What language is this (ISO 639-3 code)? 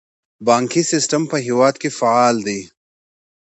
pus